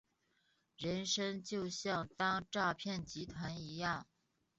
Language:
Chinese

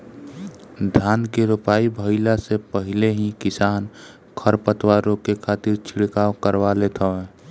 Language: Bhojpuri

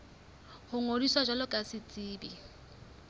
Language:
Southern Sotho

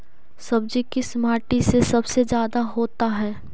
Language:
Magahi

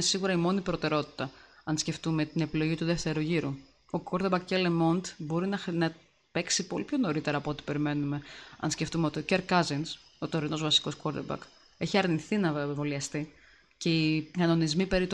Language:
Greek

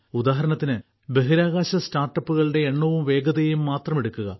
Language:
Malayalam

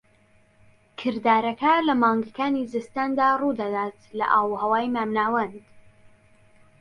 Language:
Central Kurdish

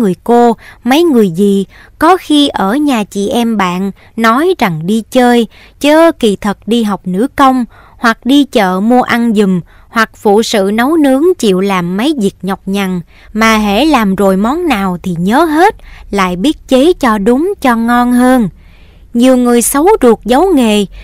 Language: Vietnamese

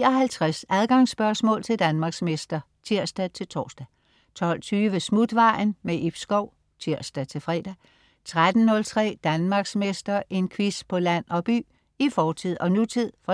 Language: Danish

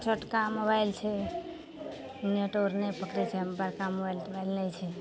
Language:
Maithili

